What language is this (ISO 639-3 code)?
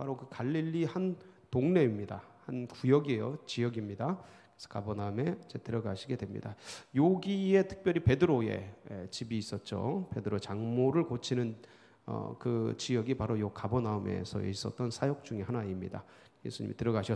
kor